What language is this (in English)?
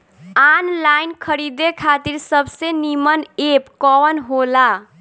Bhojpuri